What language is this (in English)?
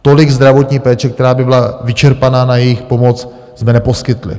Czech